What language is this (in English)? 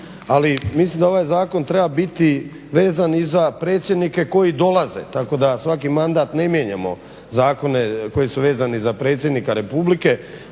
Croatian